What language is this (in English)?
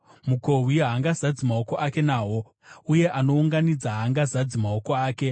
Shona